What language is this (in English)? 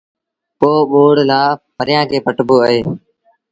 Sindhi Bhil